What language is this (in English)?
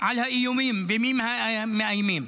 Hebrew